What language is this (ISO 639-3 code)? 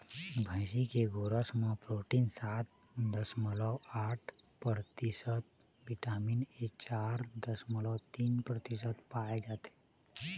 hne